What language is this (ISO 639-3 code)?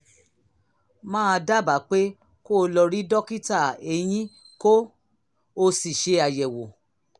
yor